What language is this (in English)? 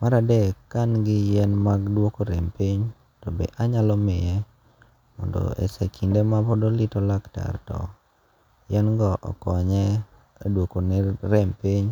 Luo (Kenya and Tanzania)